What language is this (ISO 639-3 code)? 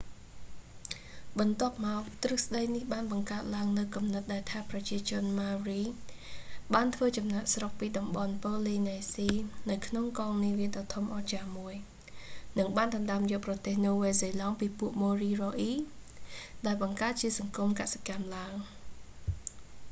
khm